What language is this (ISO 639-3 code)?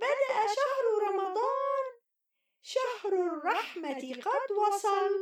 ara